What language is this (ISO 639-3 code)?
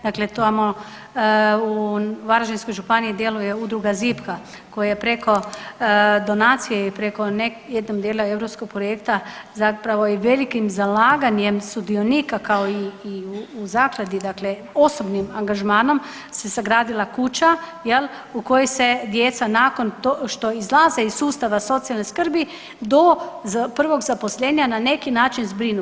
hrv